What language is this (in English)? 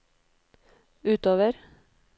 Norwegian